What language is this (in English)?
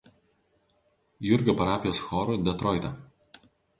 Lithuanian